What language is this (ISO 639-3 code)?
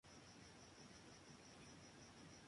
spa